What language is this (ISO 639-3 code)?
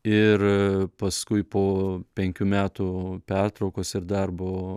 lit